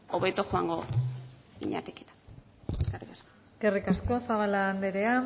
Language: Basque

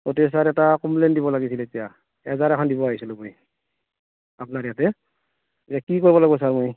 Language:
Assamese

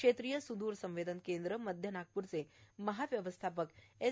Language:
Marathi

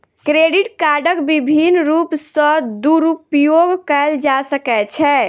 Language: Maithili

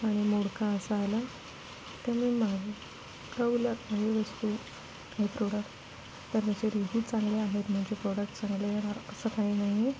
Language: Marathi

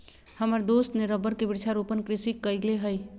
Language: Magahi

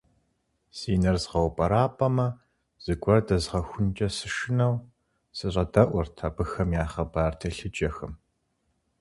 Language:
Kabardian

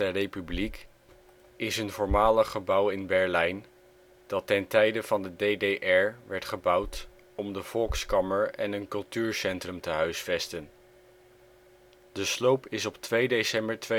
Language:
Dutch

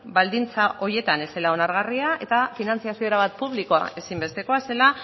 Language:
Basque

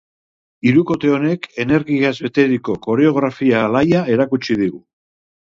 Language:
Basque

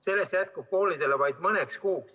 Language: Estonian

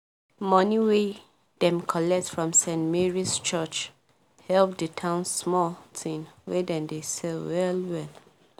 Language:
Nigerian Pidgin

